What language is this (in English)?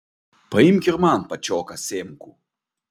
Lithuanian